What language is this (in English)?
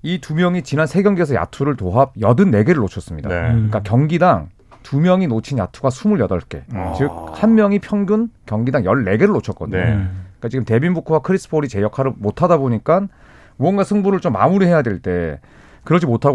Korean